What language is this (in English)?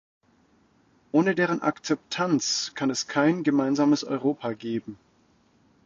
German